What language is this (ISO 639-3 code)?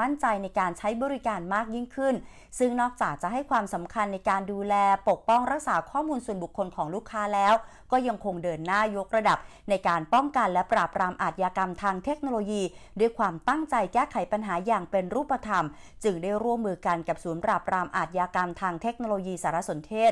tha